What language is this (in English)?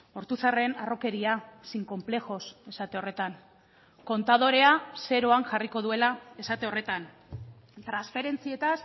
Basque